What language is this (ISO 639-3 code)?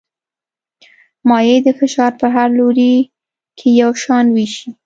pus